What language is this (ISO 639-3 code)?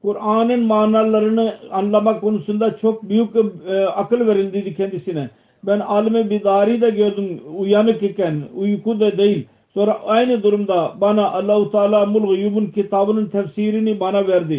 tur